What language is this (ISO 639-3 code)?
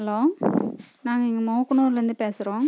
tam